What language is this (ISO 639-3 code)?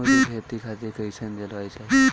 bho